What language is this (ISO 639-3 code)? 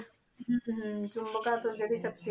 pan